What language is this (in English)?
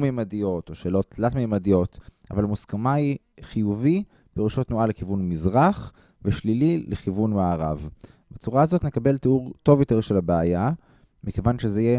Hebrew